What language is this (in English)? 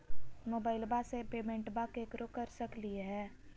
Magahi